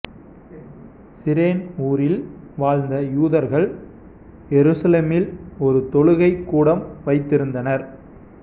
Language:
Tamil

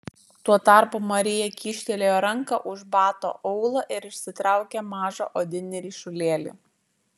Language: Lithuanian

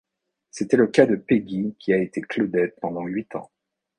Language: French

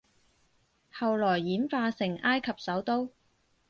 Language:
Cantonese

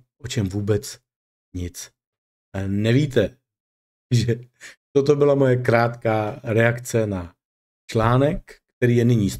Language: Czech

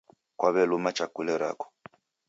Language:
Taita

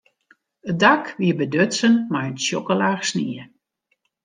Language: Western Frisian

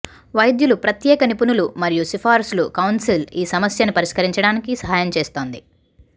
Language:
Telugu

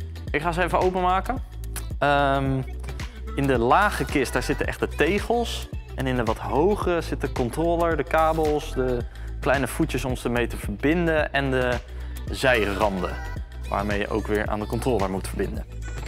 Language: Dutch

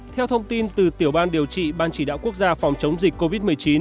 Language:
Vietnamese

